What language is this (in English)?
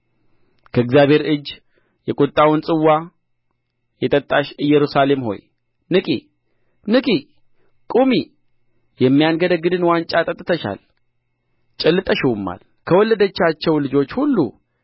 Amharic